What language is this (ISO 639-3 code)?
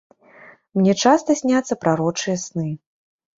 bel